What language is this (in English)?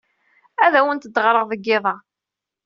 Kabyle